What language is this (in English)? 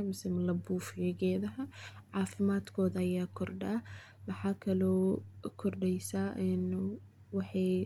Somali